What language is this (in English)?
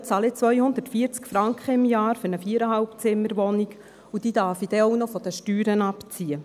Swiss German